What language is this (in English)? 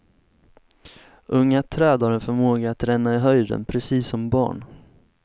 Swedish